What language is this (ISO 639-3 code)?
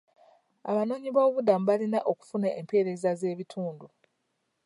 lug